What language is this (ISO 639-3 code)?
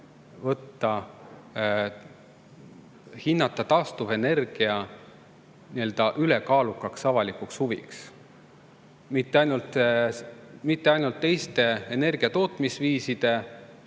est